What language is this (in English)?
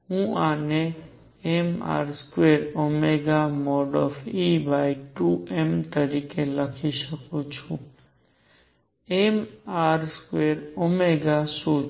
Gujarati